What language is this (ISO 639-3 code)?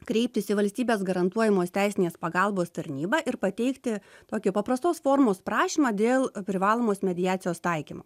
lit